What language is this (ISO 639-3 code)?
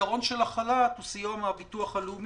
heb